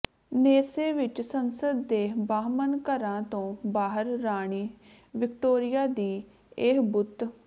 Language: Punjabi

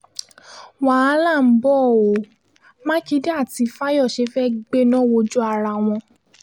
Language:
Yoruba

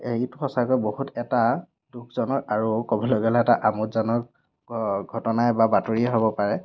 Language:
Assamese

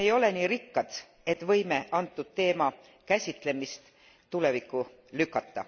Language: Estonian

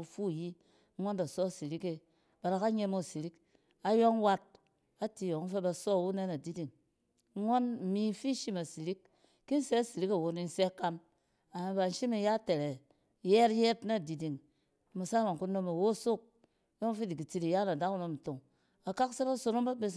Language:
Cen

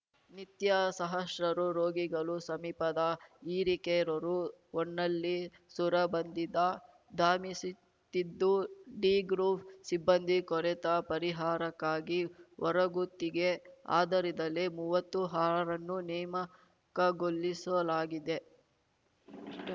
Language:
Kannada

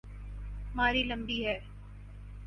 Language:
Urdu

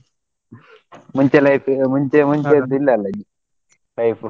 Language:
Kannada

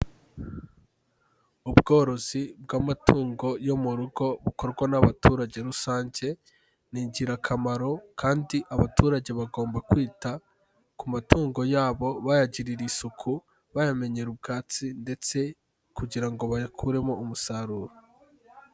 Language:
Kinyarwanda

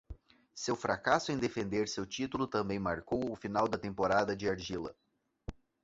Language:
Portuguese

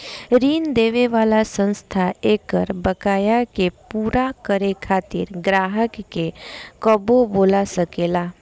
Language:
Bhojpuri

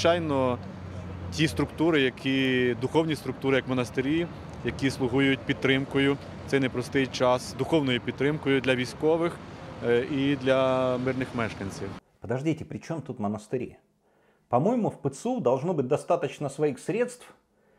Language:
Russian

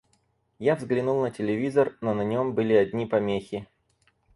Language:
Russian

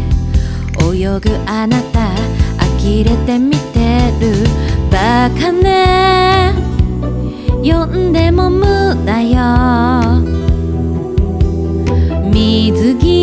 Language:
Japanese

